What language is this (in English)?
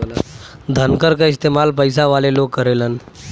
Bhojpuri